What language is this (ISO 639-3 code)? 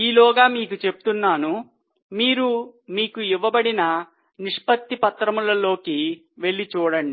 tel